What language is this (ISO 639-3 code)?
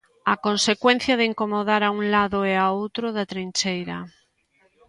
glg